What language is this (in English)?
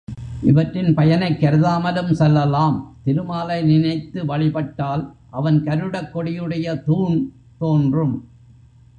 Tamil